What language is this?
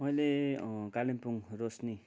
Nepali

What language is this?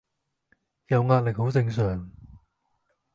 Cantonese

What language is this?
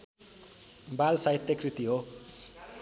Nepali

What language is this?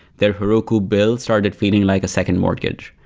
English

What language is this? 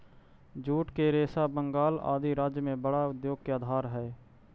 Magahi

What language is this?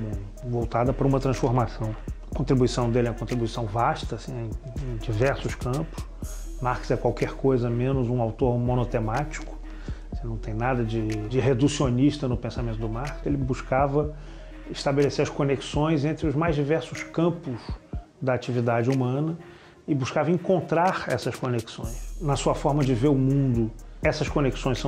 Portuguese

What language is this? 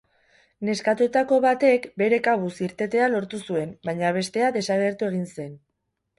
Basque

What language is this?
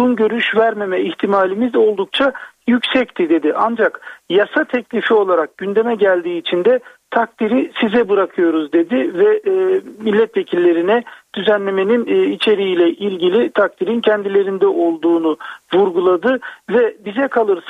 Turkish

